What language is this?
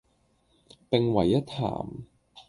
Cantonese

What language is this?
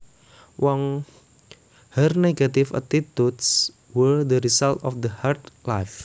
Javanese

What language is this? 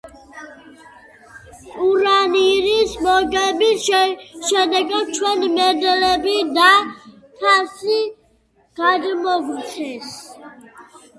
Georgian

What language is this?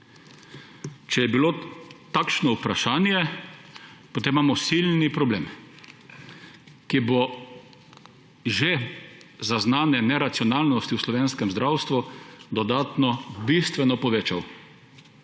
Slovenian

